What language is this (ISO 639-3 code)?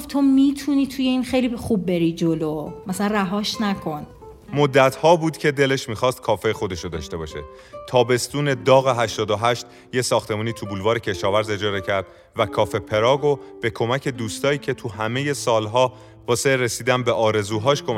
fas